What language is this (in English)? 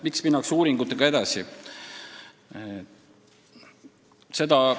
Estonian